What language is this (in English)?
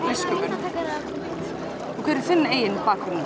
Icelandic